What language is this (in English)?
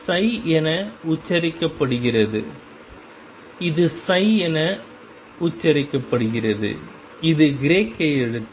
Tamil